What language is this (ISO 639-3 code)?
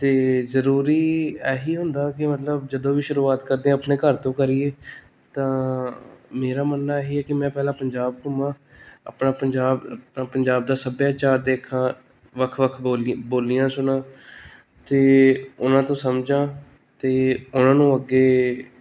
pan